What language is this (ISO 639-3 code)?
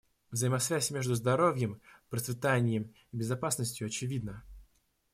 rus